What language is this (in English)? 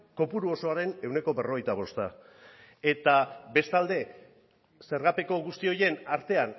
Basque